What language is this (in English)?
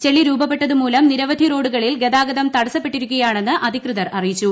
Malayalam